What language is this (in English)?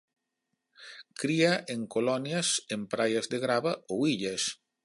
Galician